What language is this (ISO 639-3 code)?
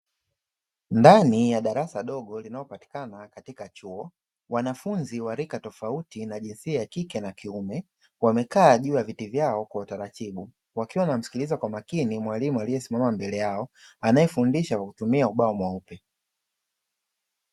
swa